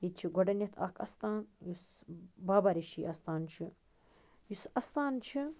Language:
Kashmiri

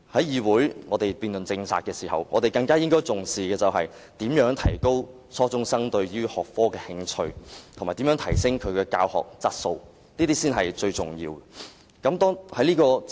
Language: Cantonese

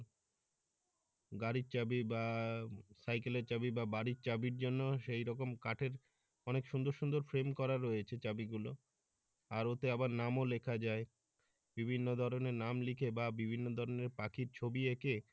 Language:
Bangla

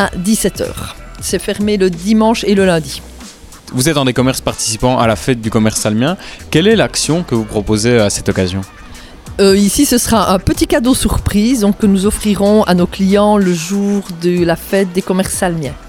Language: French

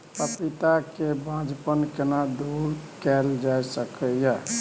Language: Maithili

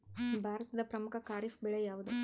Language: Kannada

